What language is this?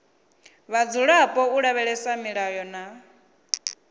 Venda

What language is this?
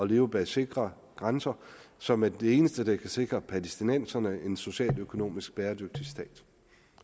Danish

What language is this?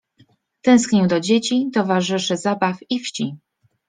Polish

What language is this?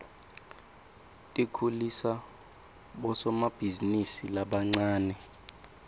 Swati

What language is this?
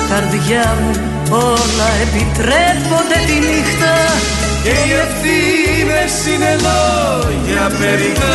Greek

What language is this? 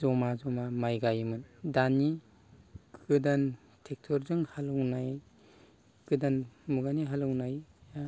Bodo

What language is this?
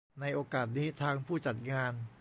Thai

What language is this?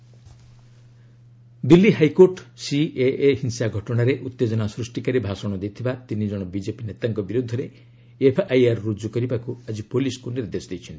Odia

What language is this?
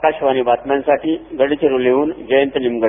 Marathi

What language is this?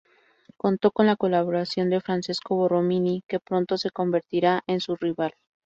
Spanish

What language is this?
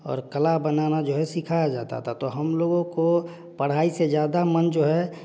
Hindi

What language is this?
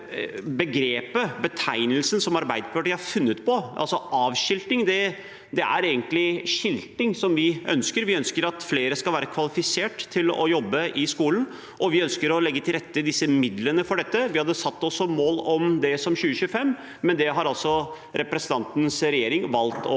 Norwegian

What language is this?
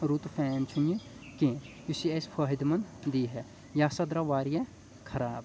Kashmiri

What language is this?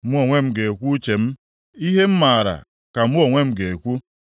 Igbo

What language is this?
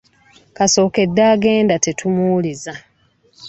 Ganda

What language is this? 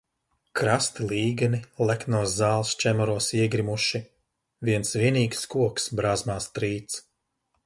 Latvian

